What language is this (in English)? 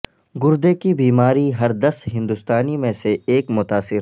Urdu